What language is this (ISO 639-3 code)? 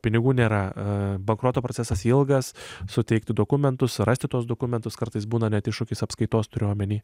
lit